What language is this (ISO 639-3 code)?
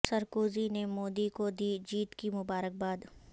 urd